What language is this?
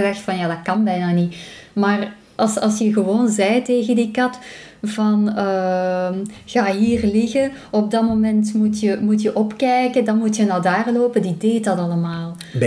Dutch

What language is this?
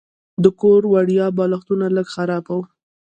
Pashto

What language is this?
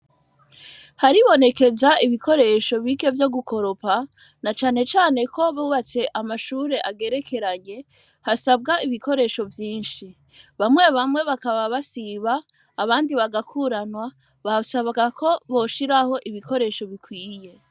Rundi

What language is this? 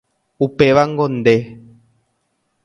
Guarani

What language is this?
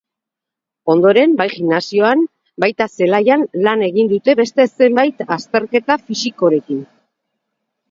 Basque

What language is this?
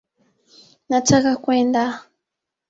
Swahili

